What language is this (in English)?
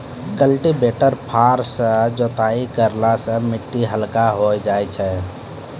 Maithili